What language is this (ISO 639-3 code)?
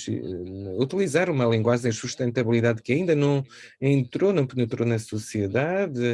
por